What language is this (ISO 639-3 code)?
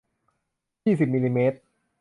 tha